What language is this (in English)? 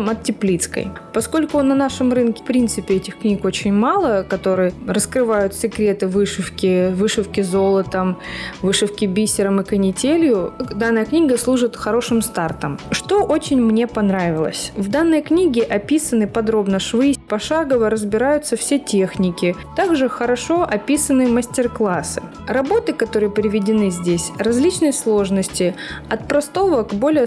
Russian